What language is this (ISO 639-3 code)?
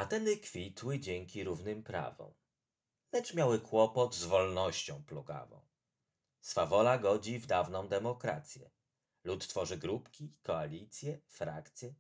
pol